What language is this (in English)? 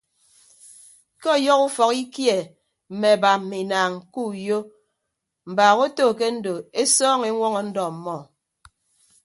Ibibio